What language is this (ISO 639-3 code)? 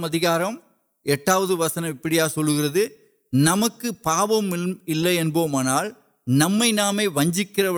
urd